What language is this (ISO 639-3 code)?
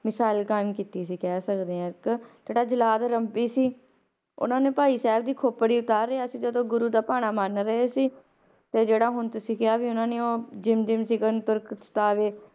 pan